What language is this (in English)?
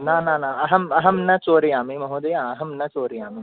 Sanskrit